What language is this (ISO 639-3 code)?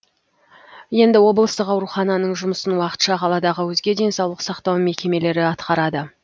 kaz